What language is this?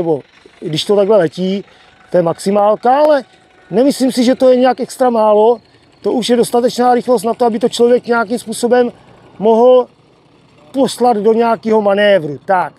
Czech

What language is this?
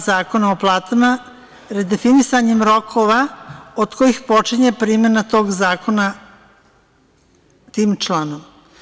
Serbian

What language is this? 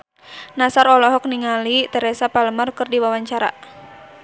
Sundanese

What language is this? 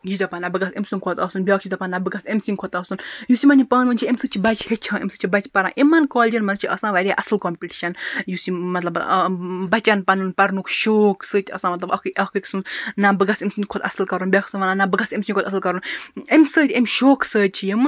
Kashmiri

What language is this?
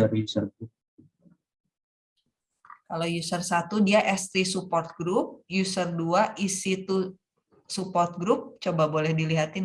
Indonesian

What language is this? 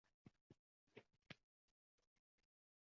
Uzbek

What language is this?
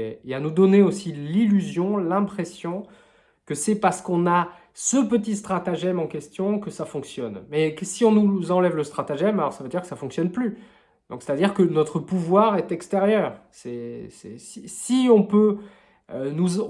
French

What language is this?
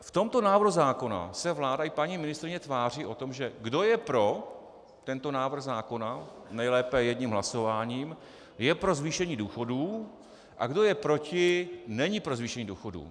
Czech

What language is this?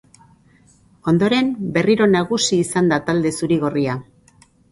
Basque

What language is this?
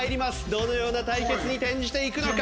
Japanese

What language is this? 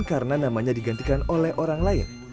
Indonesian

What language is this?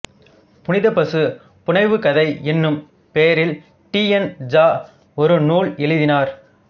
Tamil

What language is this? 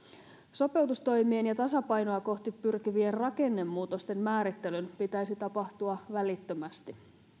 Finnish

